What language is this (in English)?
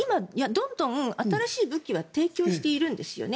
Japanese